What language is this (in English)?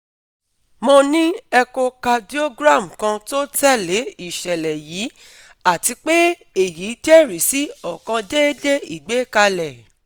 Yoruba